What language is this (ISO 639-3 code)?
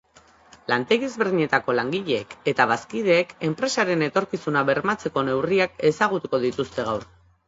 eus